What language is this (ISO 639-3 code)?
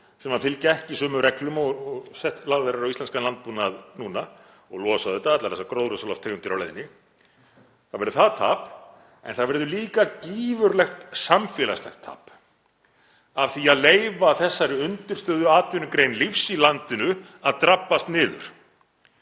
isl